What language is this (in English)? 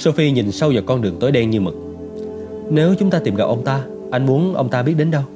Vietnamese